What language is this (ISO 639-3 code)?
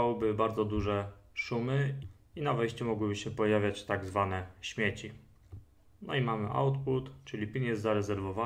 pol